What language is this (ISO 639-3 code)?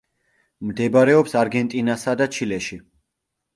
kat